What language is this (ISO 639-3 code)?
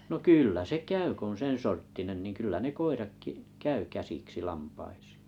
fin